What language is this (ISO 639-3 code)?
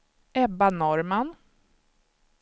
swe